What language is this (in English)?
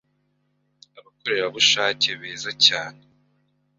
Kinyarwanda